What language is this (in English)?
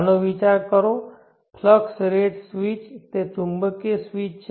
Gujarati